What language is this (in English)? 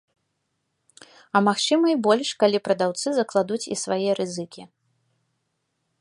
Belarusian